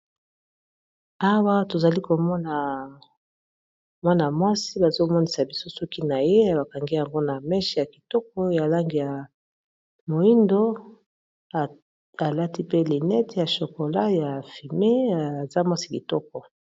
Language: Lingala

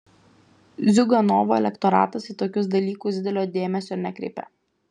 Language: Lithuanian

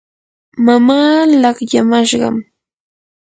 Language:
Yanahuanca Pasco Quechua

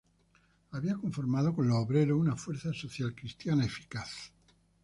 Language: Spanish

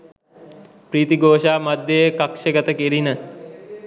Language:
Sinhala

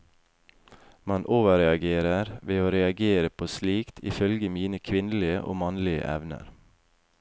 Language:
Norwegian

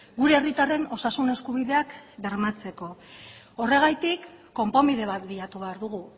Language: Basque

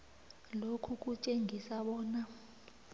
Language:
South Ndebele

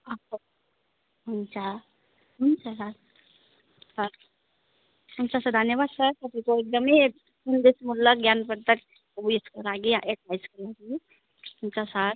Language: Nepali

